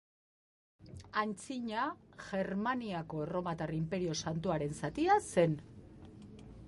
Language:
Basque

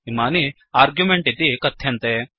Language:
Sanskrit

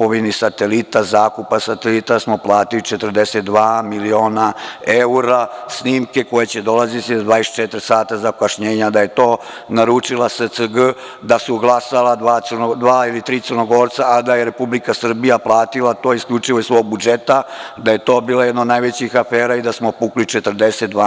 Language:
Serbian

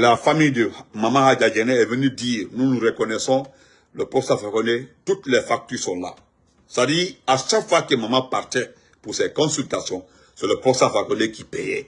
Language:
French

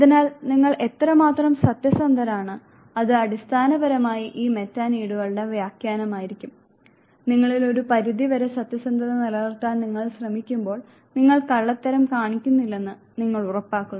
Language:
Malayalam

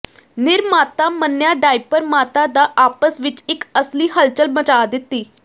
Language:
Punjabi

